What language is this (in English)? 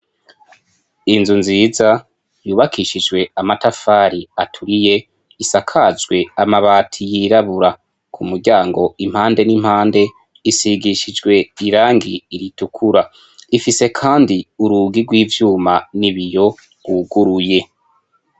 Rundi